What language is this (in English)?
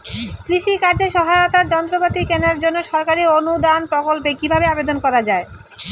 Bangla